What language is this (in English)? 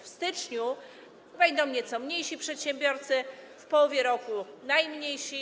Polish